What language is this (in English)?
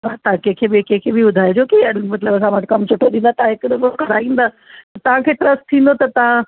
Sindhi